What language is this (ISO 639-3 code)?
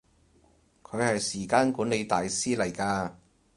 yue